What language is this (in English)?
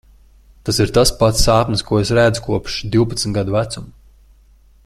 Latvian